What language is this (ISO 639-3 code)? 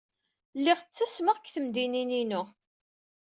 kab